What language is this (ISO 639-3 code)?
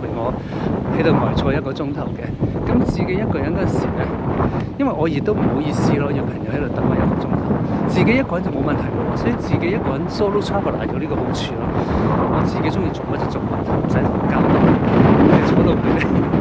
zho